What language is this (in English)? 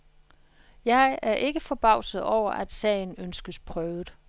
Danish